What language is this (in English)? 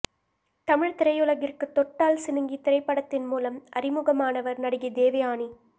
Tamil